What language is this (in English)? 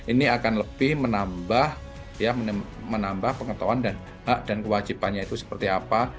Indonesian